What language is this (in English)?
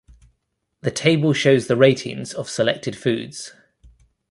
English